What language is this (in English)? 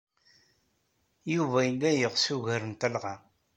Kabyle